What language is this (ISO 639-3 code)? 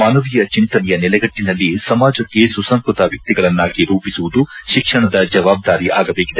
kan